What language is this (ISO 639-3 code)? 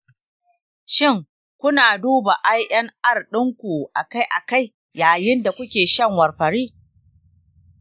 hau